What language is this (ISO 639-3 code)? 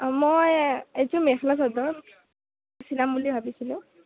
asm